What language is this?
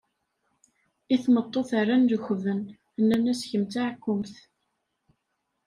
Kabyle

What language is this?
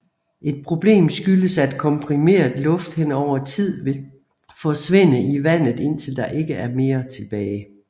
Danish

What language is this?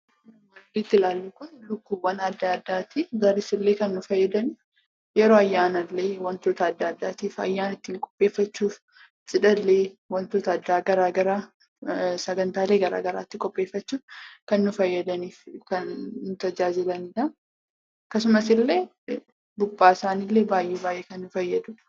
Oromo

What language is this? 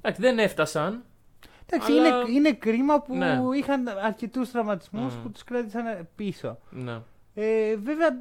Greek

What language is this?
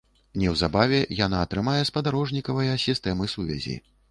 Belarusian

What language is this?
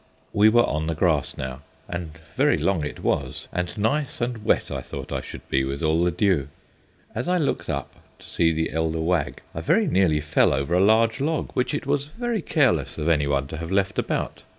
English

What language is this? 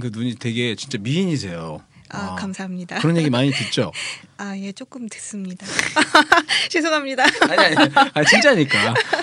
Korean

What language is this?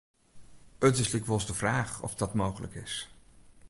Western Frisian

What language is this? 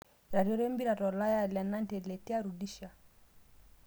Masai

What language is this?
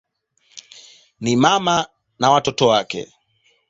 Swahili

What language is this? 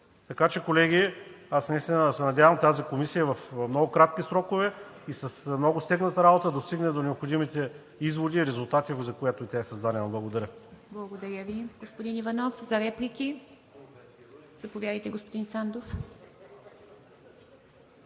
Bulgarian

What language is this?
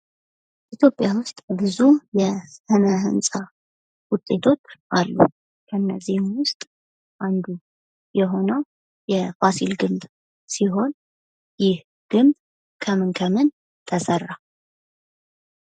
Amharic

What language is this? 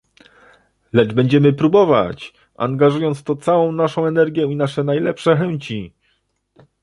Polish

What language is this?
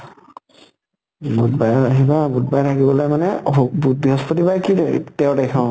Assamese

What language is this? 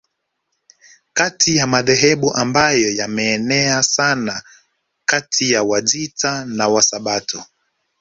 Swahili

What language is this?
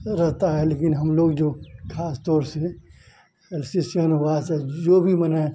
Hindi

